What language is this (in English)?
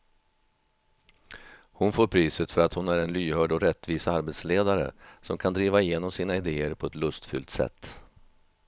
Swedish